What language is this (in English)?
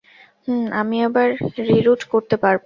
Bangla